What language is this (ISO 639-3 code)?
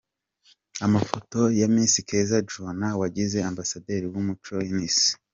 kin